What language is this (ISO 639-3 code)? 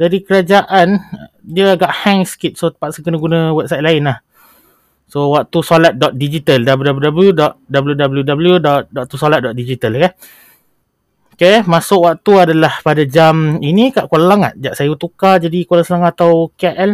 msa